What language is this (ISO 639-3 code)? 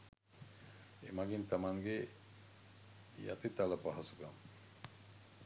sin